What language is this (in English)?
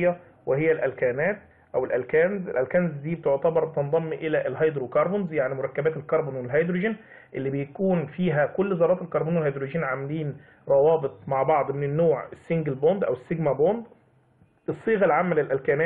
Arabic